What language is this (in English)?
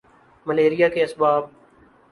Urdu